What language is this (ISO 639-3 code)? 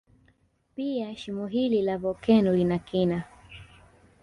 swa